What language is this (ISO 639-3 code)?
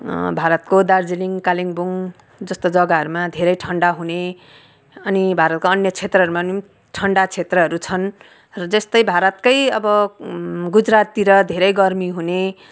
nep